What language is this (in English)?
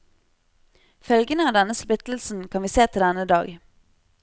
Norwegian